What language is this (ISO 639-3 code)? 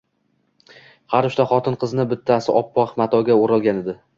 uzb